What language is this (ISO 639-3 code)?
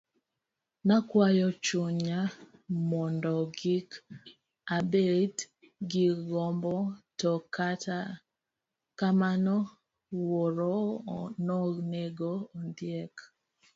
luo